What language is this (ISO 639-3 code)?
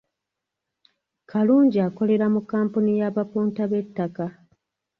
lug